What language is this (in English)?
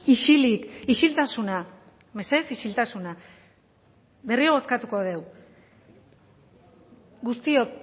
Basque